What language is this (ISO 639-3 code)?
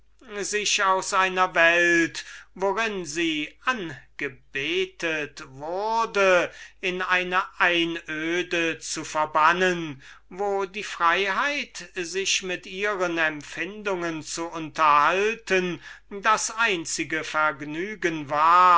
deu